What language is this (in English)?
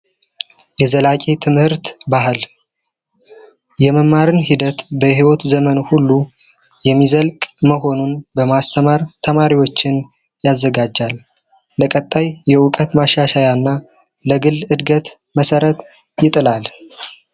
Amharic